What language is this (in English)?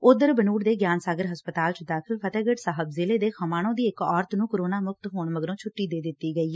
Punjabi